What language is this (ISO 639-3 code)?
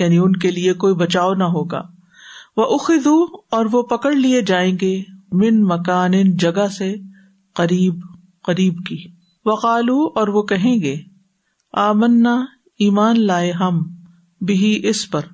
urd